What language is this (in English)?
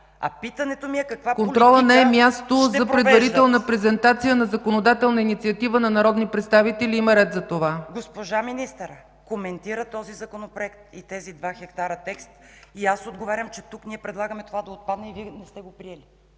Bulgarian